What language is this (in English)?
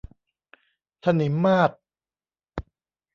Thai